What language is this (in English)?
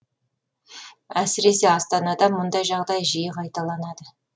Kazakh